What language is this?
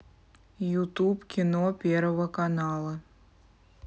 Russian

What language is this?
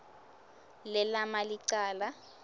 Swati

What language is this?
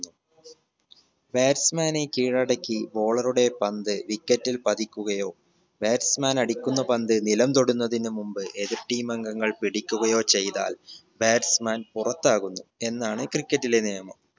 Malayalam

